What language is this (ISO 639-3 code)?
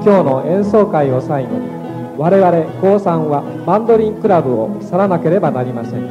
jpn